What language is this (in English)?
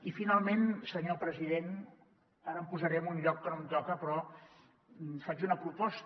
Catalan